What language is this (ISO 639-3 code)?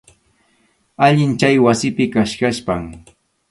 qxu